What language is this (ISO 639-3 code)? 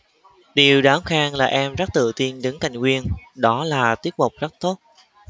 vie